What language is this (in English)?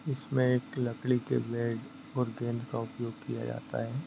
Hindi